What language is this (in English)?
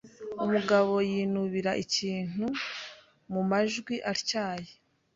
Kinyarwanda